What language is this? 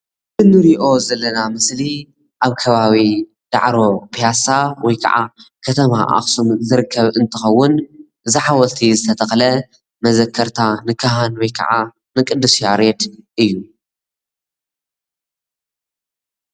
Tigrinya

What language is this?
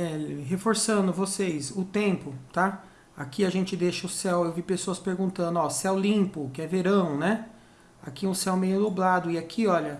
Portuguese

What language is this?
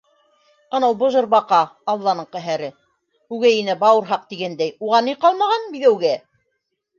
Bashkir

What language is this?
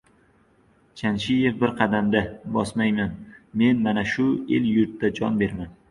Uzbek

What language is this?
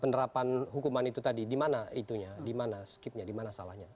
Indonesian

